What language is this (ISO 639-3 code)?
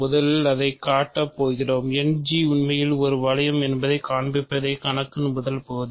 tam